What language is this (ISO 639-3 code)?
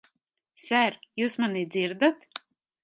lav